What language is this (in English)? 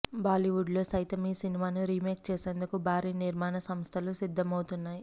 Telugu